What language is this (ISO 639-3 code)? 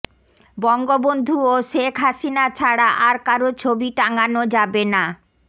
ben